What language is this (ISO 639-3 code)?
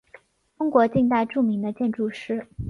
zho